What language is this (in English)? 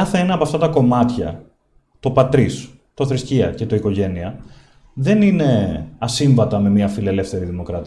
Greek